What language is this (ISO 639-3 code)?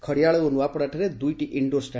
ori